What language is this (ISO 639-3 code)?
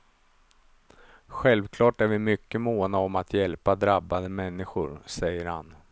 swe